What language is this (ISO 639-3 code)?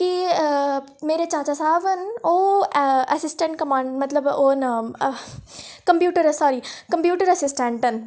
doi